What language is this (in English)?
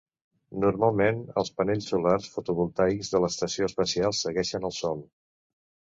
Catalan